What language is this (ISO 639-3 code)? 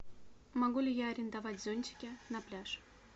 rus